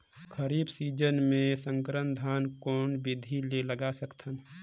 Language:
Chhattisgarhi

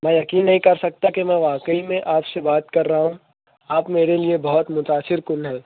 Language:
Urdu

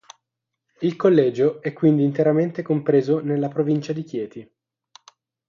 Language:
Italian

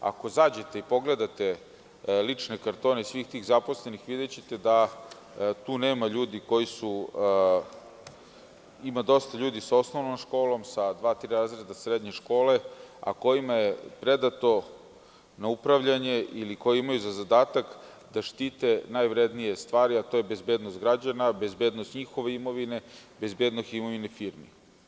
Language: Serbian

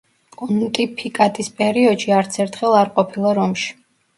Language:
Georgian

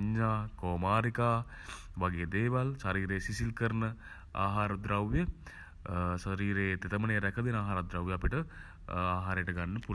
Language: Sinhala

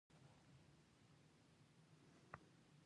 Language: Pashto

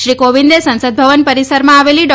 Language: Gujarati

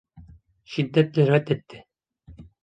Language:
Turkish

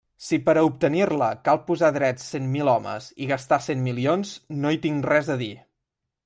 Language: Catalan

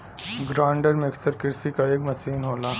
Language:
Bhojpuri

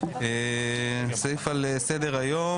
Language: Hebrew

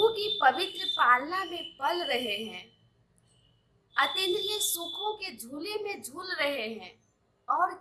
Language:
Hindi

